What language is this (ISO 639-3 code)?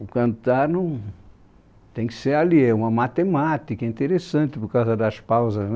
por